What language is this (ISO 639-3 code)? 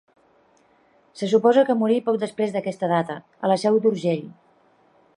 cat